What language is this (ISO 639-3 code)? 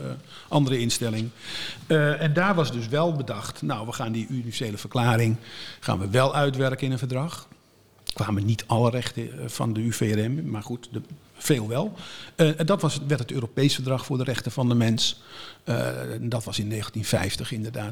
nld